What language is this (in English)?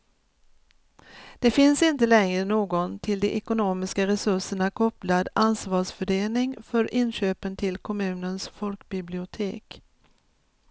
Swedish